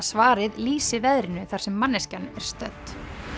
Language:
Icelandic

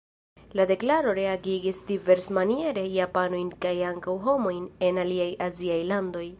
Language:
Esperanto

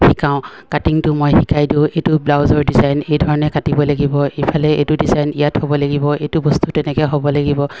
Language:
Assamese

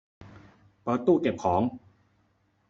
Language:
Thai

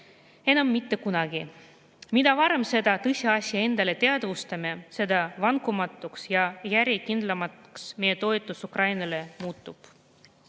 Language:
Estonian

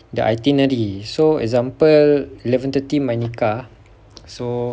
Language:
English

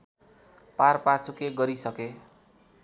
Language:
Nepali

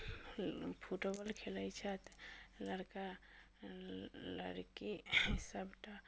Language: Maithili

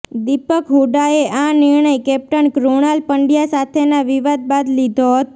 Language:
Gujarati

